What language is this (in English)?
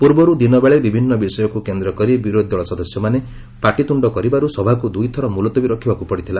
Odia